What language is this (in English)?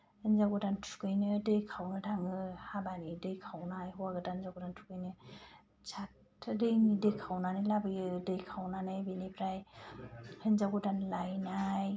Bodo